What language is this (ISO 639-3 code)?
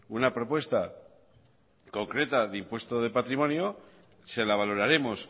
spa